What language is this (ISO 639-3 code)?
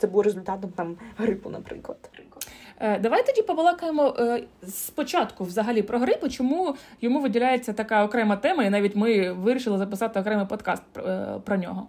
ukr